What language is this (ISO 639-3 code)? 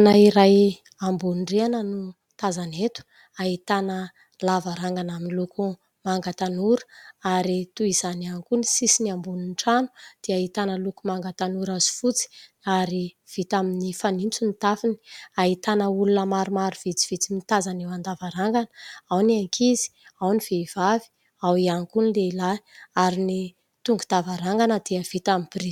mlg